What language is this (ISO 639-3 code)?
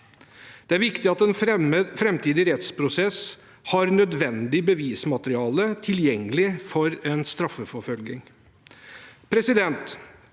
nor